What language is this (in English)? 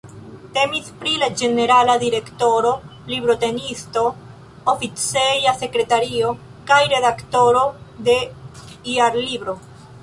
Esperanto